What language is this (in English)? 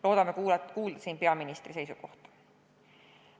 Estonian